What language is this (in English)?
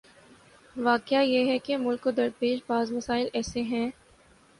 Urdu